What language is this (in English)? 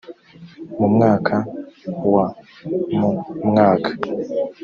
Kinyarwanda